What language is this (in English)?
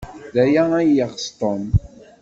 Kabyle